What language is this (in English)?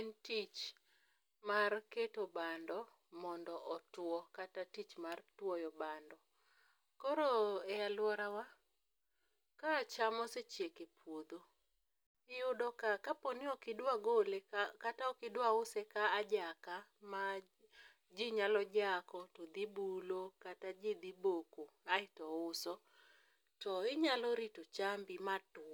Luo (Kenya and Tanzania)